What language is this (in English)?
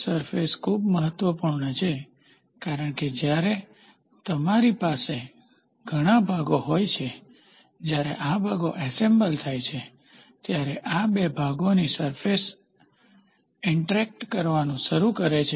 Gujarati